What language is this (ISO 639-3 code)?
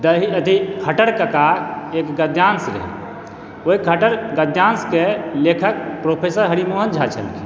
mai